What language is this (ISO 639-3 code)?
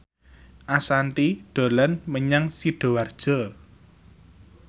jav